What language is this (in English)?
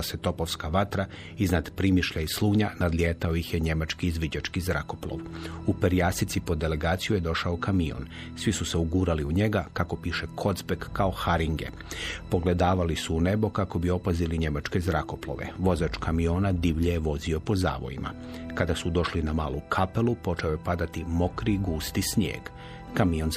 Croatian